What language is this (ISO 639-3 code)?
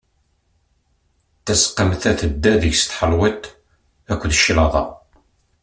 kab